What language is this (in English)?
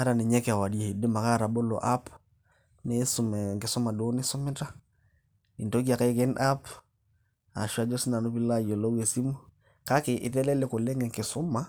Masai